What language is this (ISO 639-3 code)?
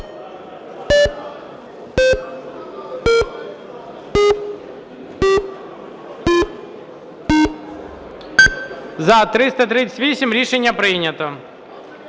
ukr